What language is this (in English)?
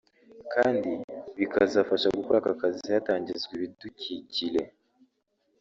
Kinyarwanda